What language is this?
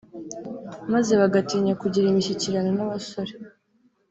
Kinyarwanda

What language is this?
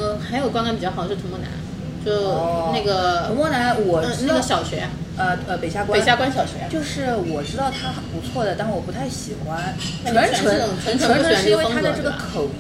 Chinese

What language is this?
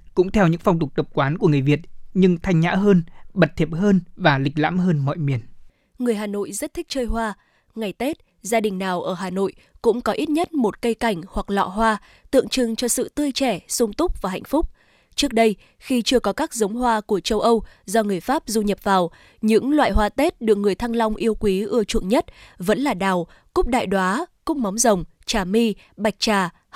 Vietnamese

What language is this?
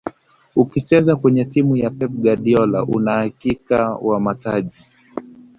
Swahili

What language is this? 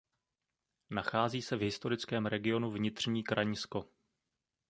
Czech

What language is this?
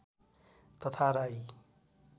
Nepali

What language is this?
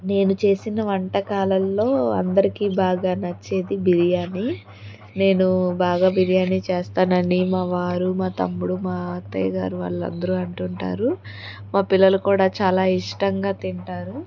Telugu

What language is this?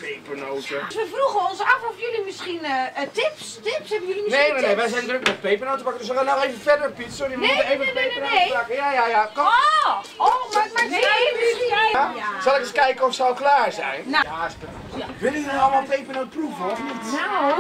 Dutch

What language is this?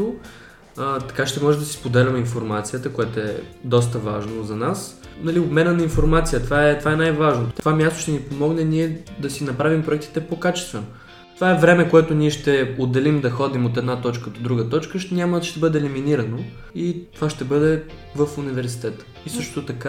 Bulgarian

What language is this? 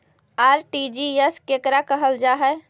Magahi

